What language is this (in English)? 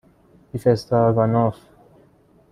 Persian